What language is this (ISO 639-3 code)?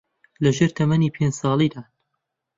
ckb